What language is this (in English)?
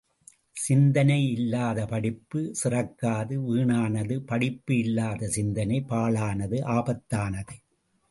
Tamil